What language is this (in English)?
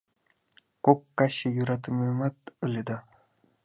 Mari